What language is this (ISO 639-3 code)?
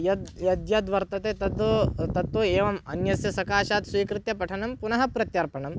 san